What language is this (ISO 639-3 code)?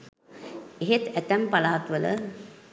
sin